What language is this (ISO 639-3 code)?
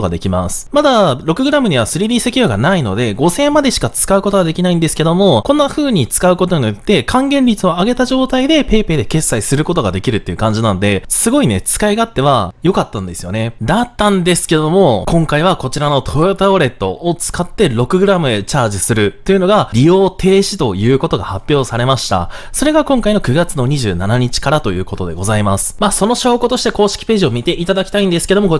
jpn